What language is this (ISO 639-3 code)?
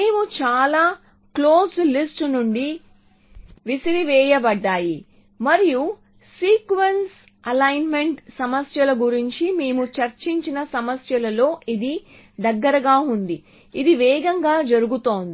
tel